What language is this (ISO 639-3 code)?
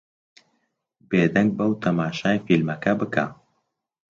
ckb